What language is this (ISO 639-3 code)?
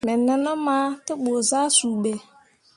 mua